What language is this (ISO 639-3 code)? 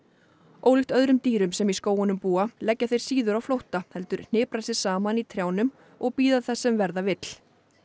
isl